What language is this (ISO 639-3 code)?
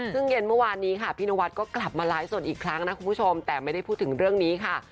tha